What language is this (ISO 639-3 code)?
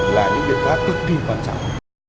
vie